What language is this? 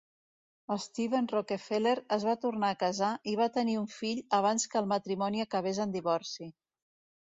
Catalan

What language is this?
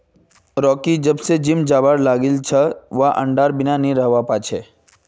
Magahi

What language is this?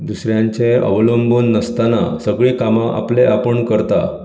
Konkani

